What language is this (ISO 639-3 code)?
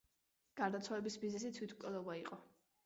kat